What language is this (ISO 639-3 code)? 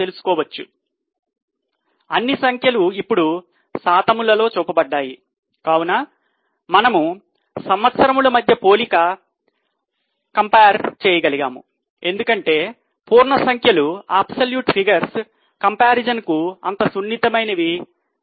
tel